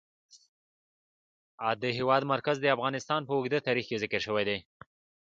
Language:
Pashto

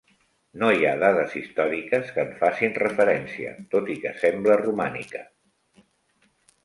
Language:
Catalan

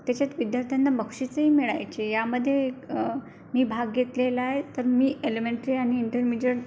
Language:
Marathi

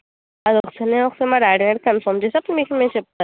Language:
Telugu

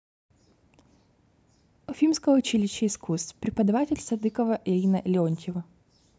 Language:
Russian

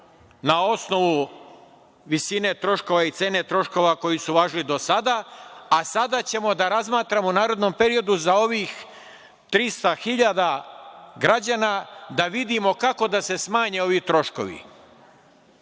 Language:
Serbian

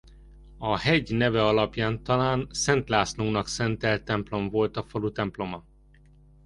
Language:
Hungarian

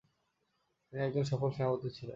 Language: Bangla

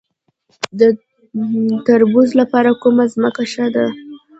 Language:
Pashto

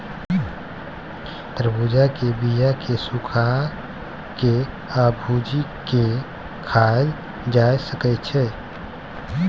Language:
Maithili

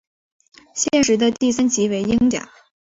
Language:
Chinese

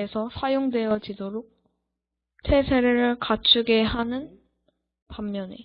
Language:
Korean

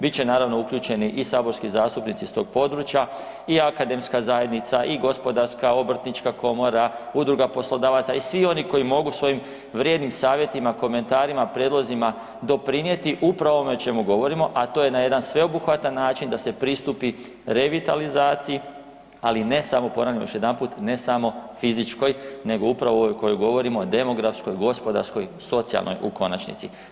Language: Croatian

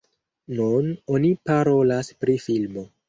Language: Esperanto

